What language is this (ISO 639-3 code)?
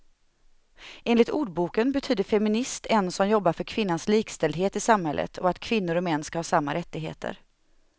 swe